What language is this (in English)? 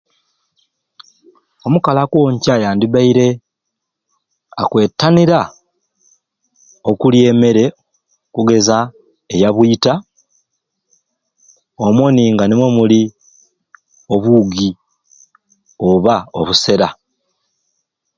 Ruuli